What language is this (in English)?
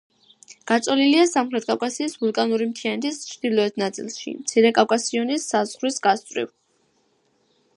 Georgian